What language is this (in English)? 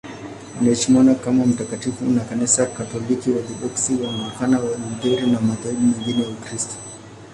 Swahili